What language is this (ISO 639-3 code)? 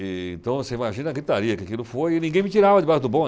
por